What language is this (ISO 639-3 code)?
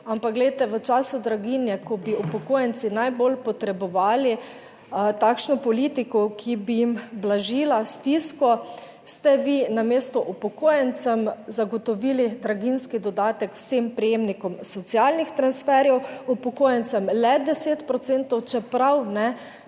slv